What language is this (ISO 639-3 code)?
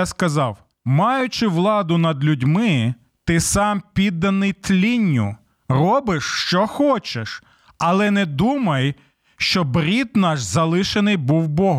ukr